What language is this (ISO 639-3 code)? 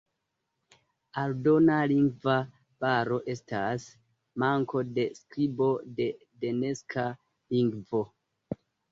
epo